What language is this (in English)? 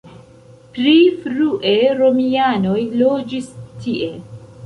Esperanto